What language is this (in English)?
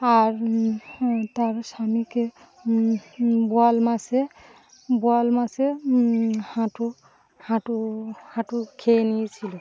Bangla